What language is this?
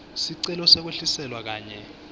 Swati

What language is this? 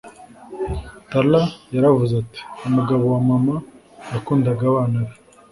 Kinyarwanda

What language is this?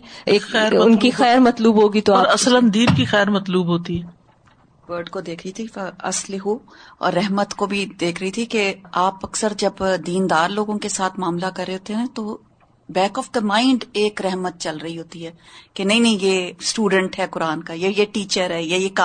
Urdu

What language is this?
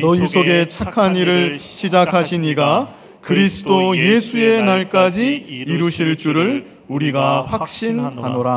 Korean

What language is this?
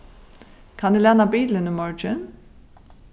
Faroese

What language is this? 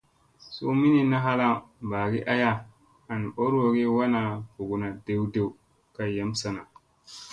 Musey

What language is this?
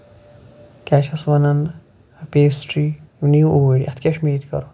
Kashmiri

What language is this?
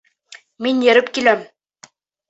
Bashkir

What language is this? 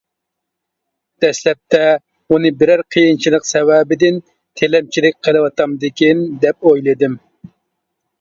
Uyghur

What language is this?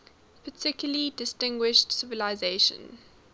English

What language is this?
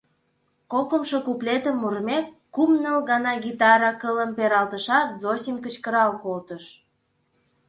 Mari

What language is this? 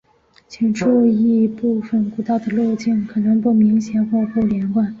Chinese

